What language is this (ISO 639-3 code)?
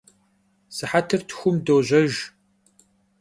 kbd